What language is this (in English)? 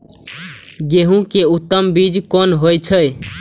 Maithili